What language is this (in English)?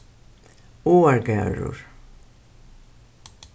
Faroese